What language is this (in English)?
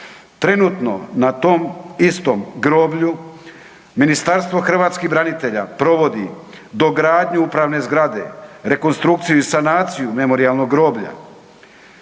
Croatian